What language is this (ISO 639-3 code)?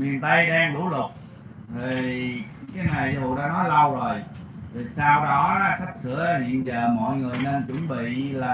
vie